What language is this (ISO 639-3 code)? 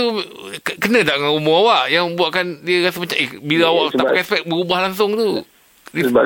msa